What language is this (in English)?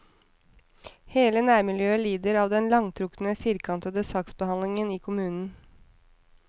Norwegian